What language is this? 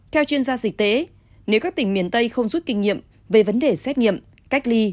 Vietnamese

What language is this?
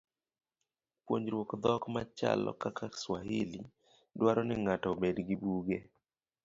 Luo (Kenya and Tanzania)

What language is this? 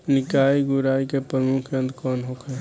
Bhojpuri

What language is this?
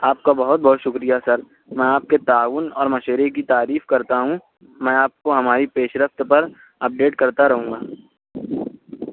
Urdu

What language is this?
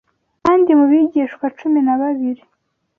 Kinyarwanda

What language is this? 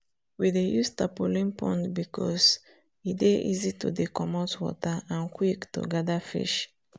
Nigerian Pidgin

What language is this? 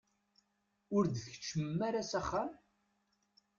Kabyle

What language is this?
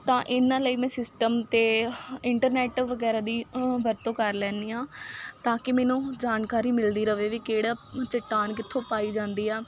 Punjabi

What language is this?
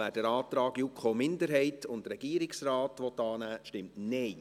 Swiss German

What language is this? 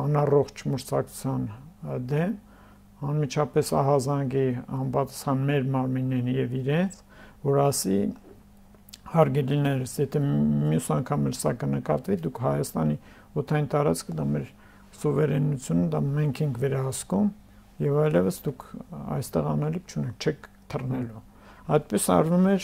Turkish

